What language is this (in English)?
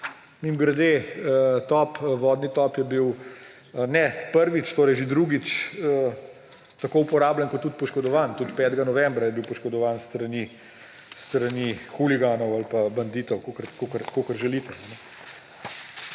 Slovenian